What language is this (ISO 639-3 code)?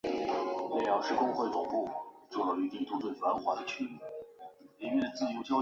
zho